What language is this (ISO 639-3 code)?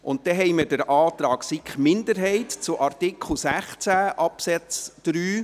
gsw